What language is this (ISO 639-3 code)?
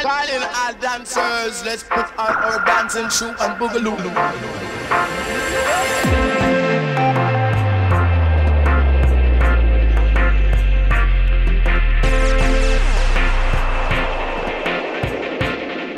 pol